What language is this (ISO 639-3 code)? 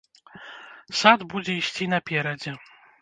bel